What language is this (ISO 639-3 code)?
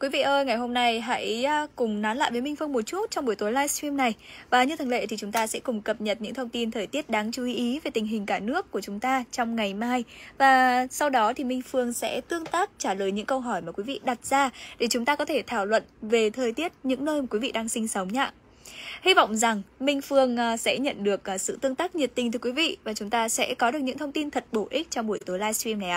vie